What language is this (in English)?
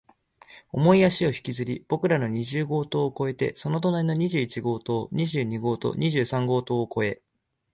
Japanese